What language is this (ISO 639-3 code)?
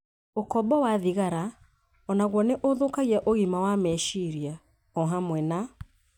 kik